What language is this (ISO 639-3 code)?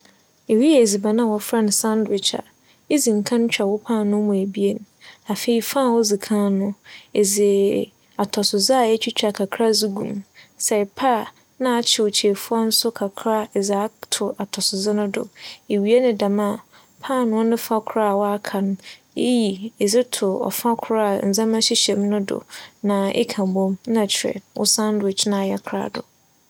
aka